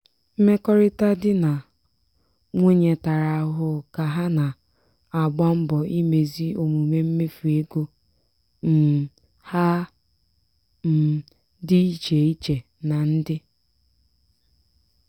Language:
Igbo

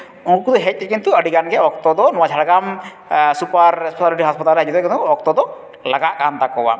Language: Santali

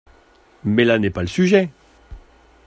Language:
French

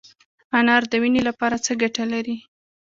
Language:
Pashto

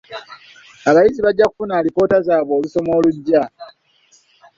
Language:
Ganda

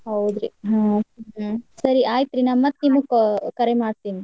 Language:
Kannada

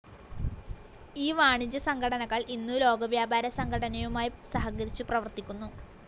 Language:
Malayalam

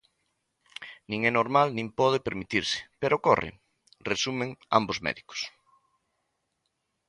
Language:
Galician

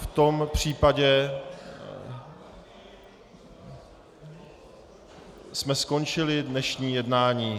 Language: Czech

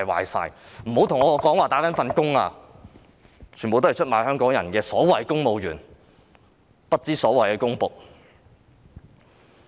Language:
Cantonese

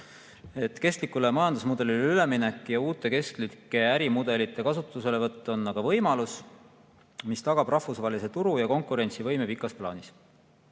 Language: Estonian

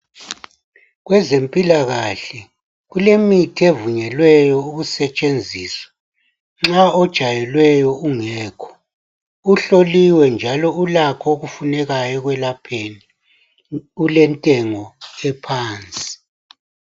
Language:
North Ndebele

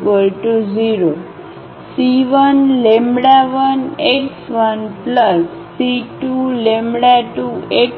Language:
Gujarati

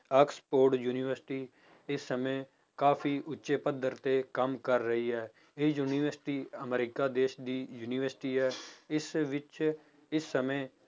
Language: Punjabi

